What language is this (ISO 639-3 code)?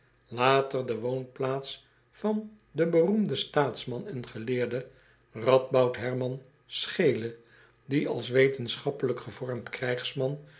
nld